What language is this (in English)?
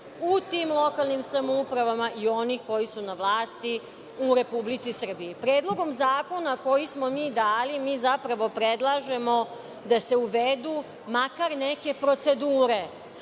Serbian